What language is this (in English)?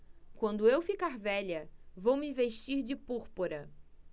Portuguese